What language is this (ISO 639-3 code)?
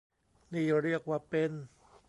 tha